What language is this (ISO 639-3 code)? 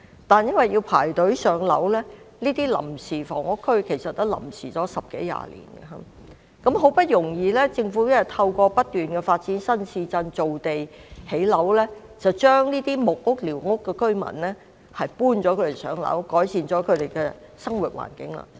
yue